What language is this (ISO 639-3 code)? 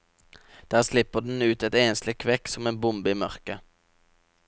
nor